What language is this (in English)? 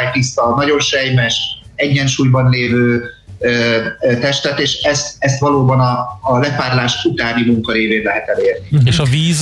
Hungarian